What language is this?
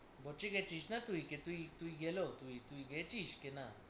Bangla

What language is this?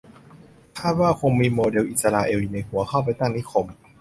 Thai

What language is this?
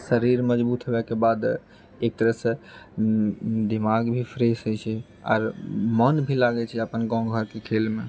Maithili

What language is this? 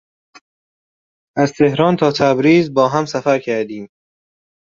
Persian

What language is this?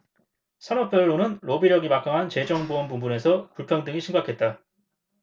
Korean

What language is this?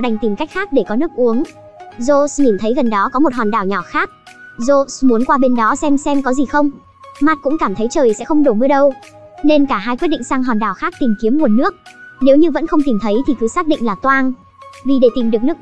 Vietnamese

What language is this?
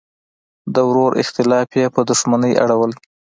Pashto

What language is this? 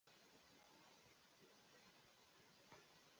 Swahili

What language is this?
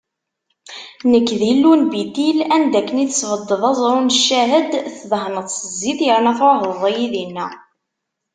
Kabyle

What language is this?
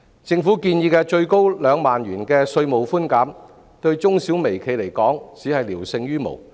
Cantonese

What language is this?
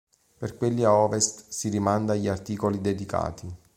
Italian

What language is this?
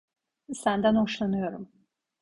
Turkish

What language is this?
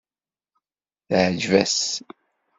Kabyle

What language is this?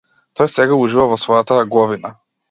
Macedonian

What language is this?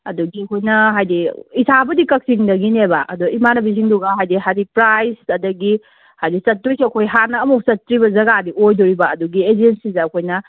Manipuri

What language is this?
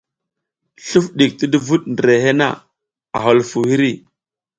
South Giziga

